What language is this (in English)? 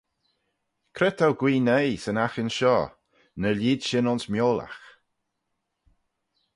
Manx